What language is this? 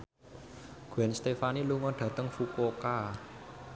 Javanese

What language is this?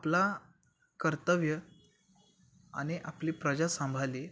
Marathi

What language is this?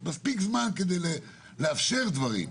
Hebrew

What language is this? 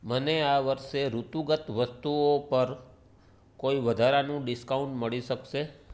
Gujarati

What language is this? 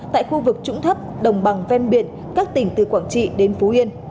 Vietnamese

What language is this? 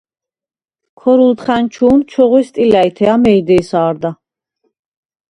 Svan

